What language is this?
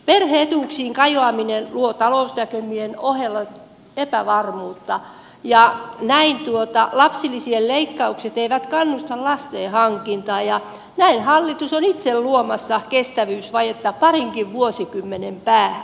Finnish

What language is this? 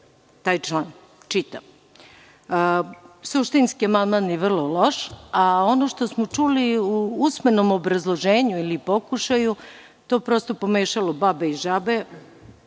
Serbian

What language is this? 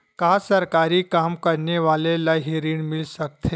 Chhattisgarhi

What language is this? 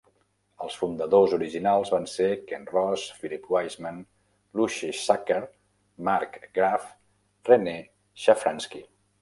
Catalan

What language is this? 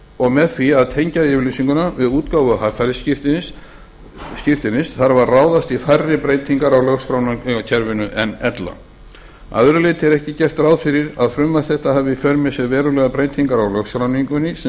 Icelandic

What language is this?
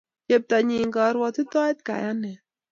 Kalenjin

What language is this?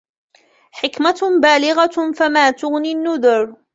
Arabic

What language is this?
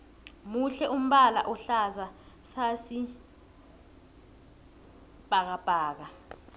South Ndebele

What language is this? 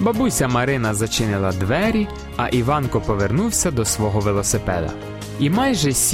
Ukrainian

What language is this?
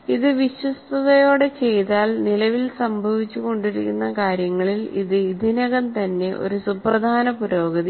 Malayalam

